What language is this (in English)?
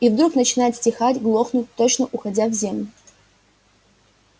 Russian